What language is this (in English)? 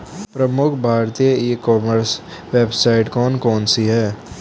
Hindi